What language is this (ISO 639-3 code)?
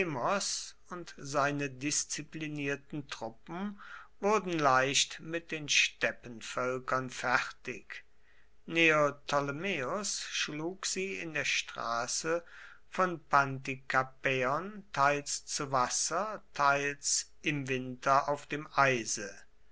deu